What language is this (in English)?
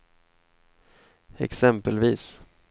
Swedish